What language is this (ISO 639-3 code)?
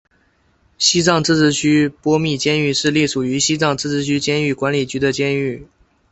zho